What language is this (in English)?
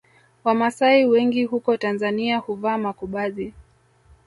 Swahili